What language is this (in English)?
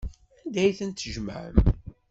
Kabyle